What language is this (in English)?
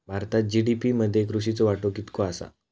Marathi